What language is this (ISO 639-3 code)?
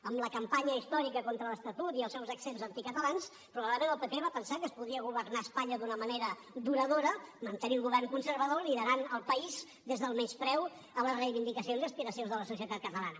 cat